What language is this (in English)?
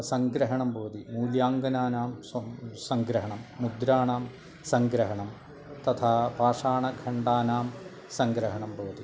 Sanskrit